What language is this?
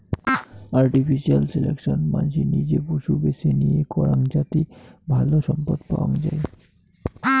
Bangla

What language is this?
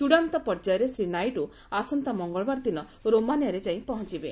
Odia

